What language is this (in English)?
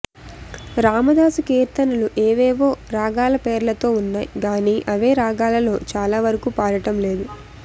Telugu